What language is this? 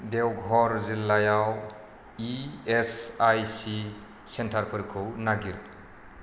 Bodo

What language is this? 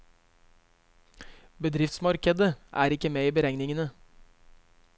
Norwegian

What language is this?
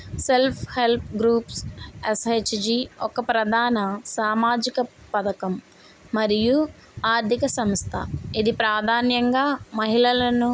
Telugu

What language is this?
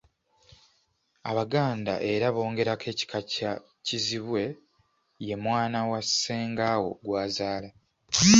Ganda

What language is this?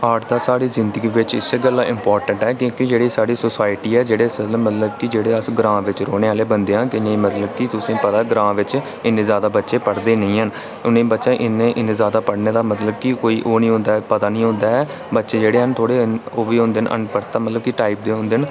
Dogri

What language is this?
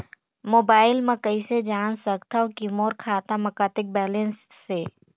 Chhattisgarhi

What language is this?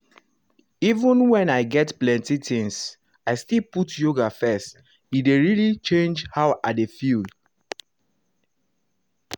Nigerian Pidgin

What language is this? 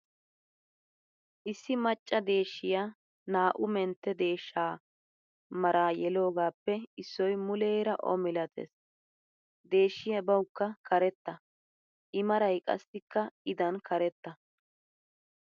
Wolaytta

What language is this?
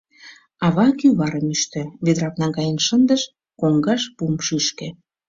Mari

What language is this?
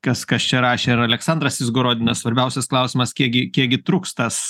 Lithuanian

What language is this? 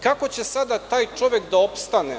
Serbian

